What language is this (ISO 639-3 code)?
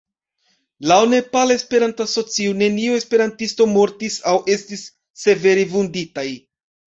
epo